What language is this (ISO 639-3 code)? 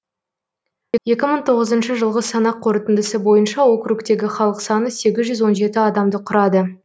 kaz